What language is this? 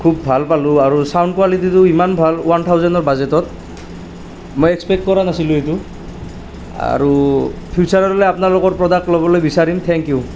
Assamese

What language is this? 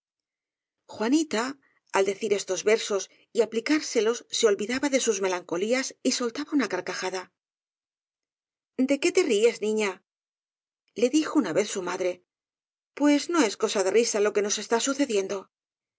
Spanish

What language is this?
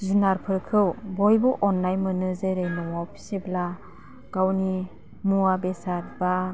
Bodo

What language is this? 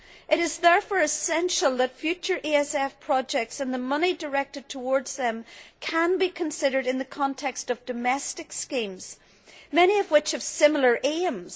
English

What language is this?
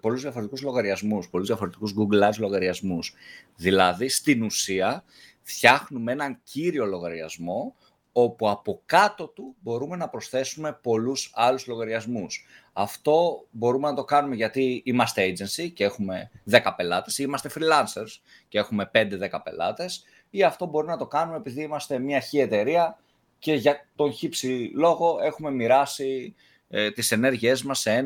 Greek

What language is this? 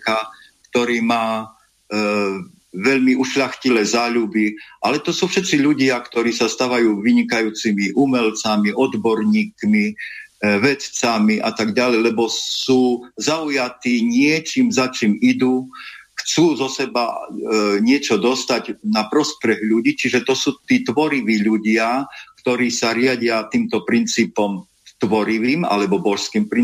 Slovak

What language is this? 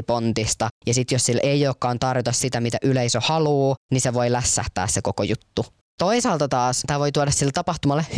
Finnish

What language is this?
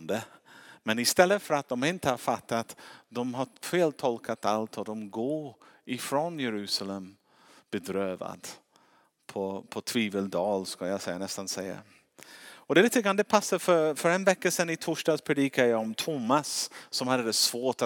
Swedish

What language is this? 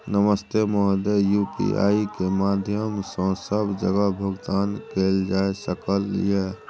Maithili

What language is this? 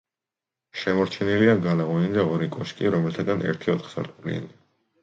Georgian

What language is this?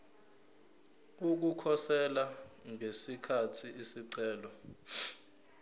Zulu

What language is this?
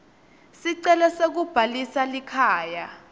Swati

